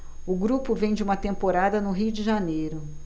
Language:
Portuguese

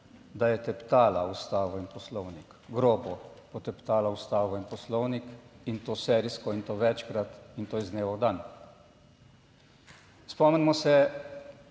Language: Slovenian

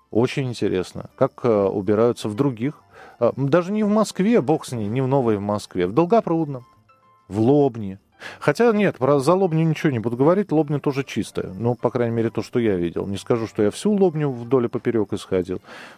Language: Russian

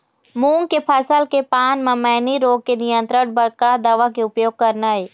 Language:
Chhattisgarhi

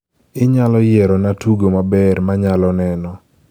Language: Luo (Kenya and Tanzania)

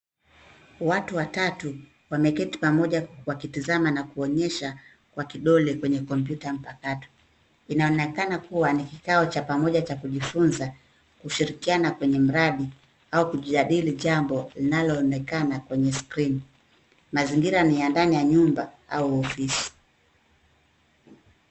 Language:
Swahili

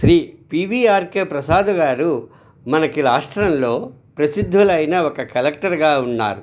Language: Telugu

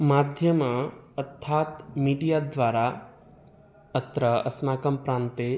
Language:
Sanskrit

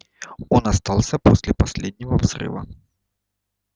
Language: Russian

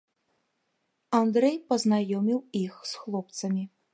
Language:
Belarusian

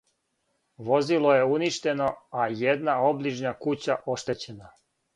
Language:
Serbian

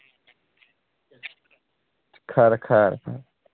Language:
Dogri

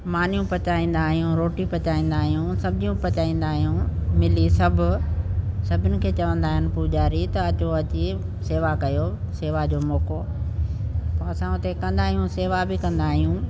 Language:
Sindhi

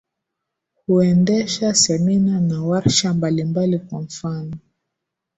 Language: Swahili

